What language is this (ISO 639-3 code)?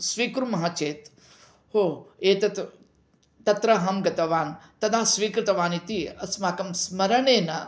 san